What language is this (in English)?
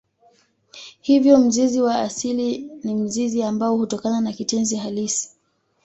Swahili